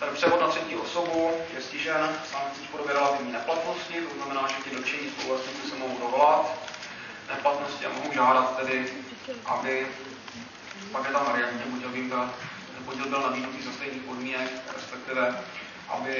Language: Czech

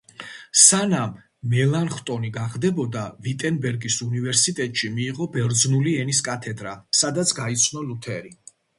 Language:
Georgian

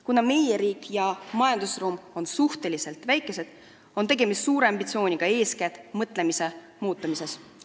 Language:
Estonian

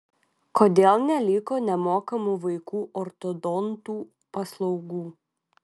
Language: Lithuanian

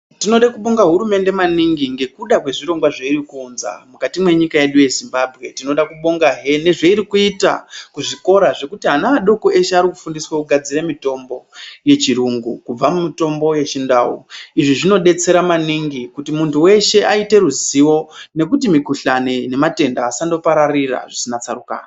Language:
Ndau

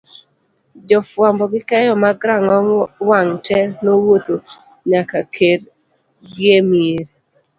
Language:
Luo (Kenya and Tanzania)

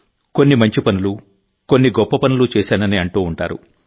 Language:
Telugu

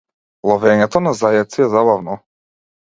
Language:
Macedonian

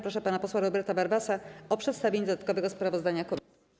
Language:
Polish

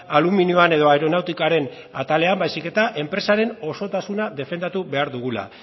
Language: Basque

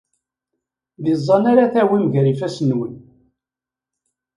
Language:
Kabyle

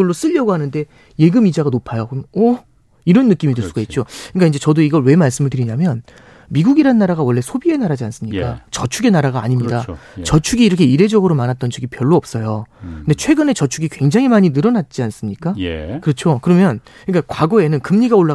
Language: Korean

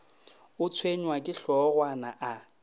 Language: Northern Sotho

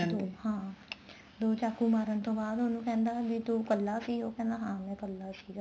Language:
Punjabi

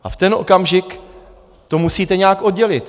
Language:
Czech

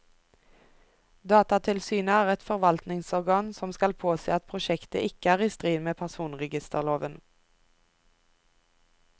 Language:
Norwegian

